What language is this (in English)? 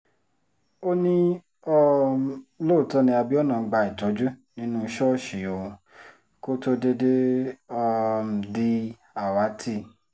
Yoruba